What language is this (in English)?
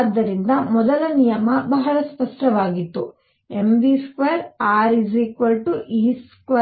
Kannada